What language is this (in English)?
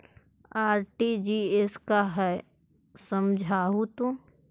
Magahi